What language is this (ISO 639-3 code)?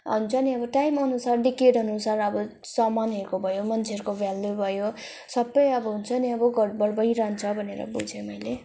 nep